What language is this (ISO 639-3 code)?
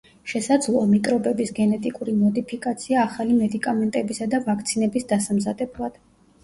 kat